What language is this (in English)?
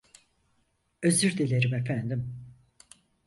Turkish